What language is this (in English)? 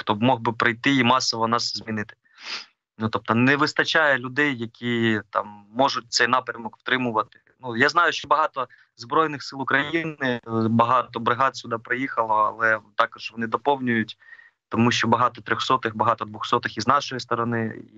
Ukrainian